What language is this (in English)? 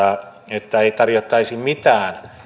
Finnish